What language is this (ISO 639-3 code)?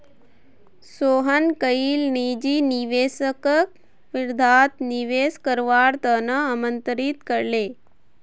mag